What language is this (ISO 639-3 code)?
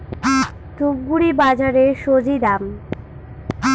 ben